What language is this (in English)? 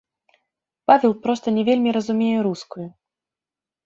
Belarusian